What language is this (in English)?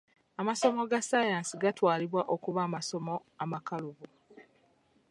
Ganda